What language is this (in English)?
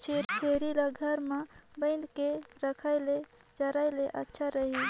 Chhattisgarhi